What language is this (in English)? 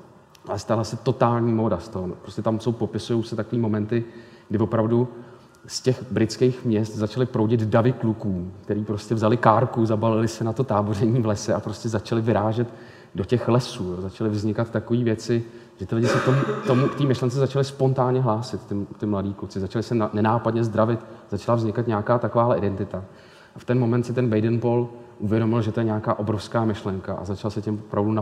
Czech